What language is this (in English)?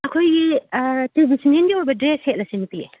Manipuri